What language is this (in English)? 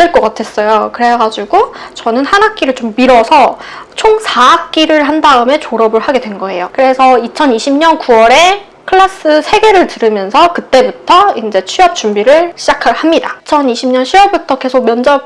Korean